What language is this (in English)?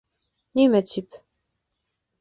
Bashkir